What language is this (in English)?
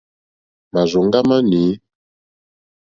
Mokpwe